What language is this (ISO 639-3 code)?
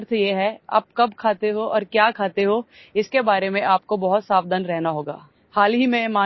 ori